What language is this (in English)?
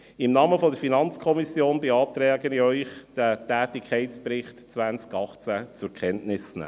Swiss German